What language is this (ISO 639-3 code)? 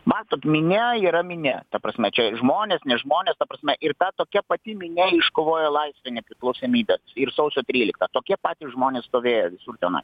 lit